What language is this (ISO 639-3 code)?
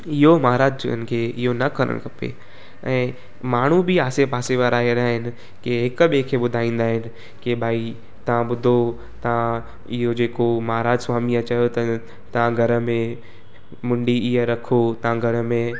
snd